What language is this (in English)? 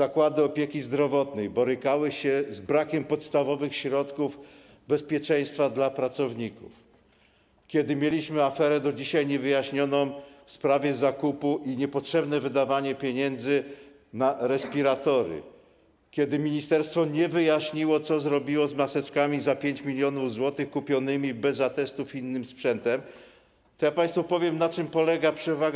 Polish